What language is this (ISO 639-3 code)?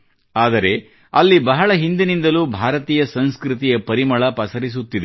kan